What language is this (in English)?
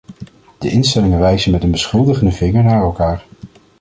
Dutch